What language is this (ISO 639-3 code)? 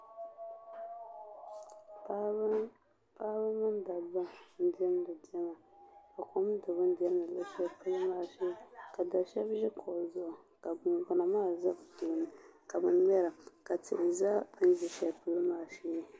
dag